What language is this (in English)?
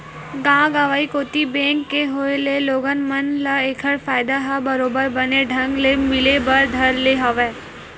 Chhattisgarhi